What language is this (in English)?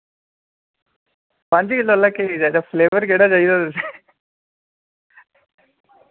Dogri